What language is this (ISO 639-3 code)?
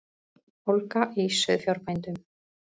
isl